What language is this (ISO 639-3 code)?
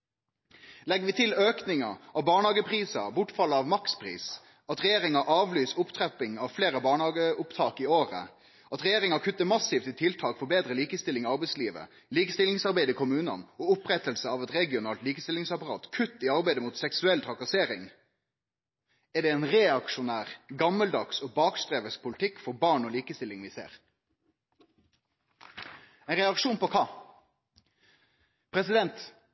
nno